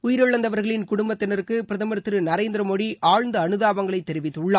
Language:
Tamil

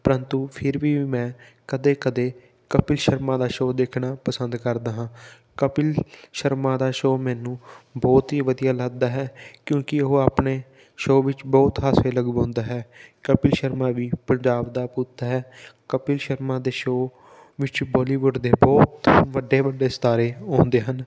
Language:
Punjabi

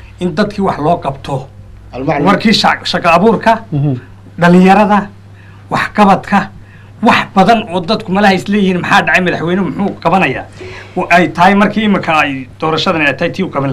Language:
Arabic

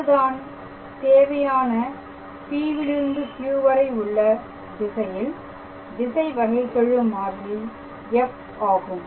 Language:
Tamil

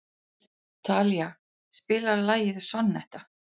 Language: Icelandic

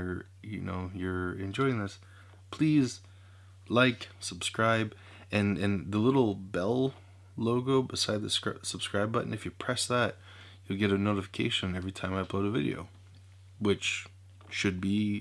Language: English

